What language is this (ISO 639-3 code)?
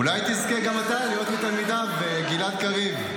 heb